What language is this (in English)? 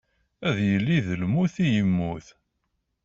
Kabyle